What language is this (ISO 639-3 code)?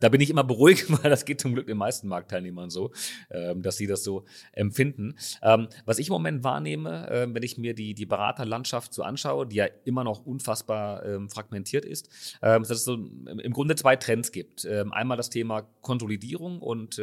deu